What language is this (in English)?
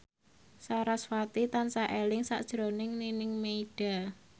Javanese